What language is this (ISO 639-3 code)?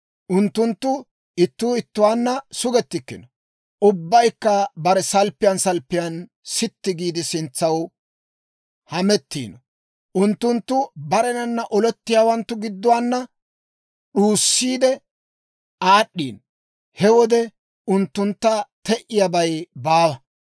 dwr